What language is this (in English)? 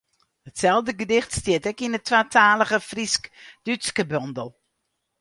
Western Frisian